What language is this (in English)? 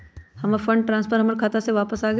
Magahi